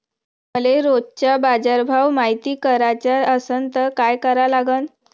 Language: Marathi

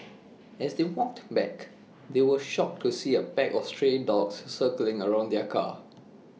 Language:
English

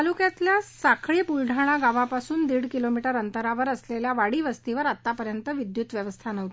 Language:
Marathi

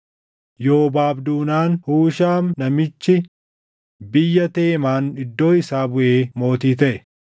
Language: Oromo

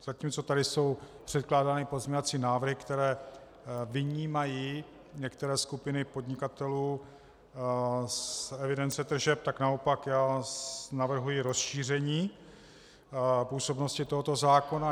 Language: Czech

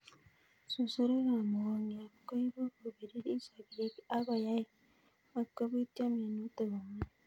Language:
Kalenjin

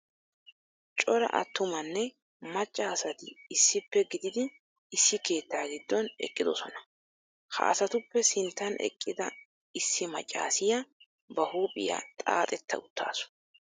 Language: Wolaytta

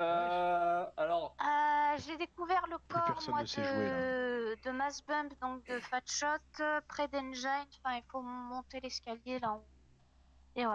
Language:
French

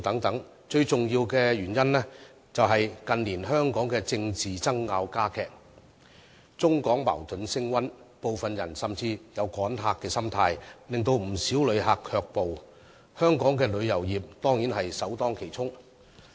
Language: Cantonese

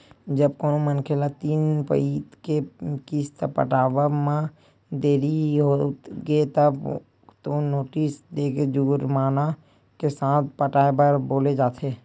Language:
Chhattisgarhi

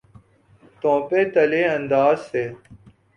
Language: Urdu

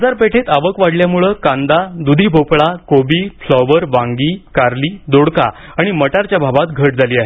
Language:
Marathi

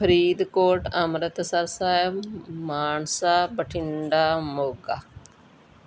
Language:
Punjabi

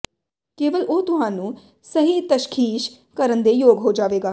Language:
Punjabi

